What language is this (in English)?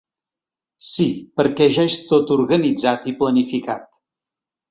Catalan